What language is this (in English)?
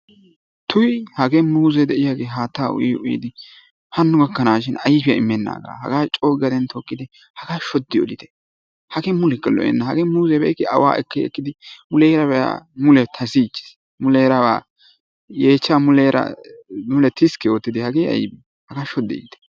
Wolaytta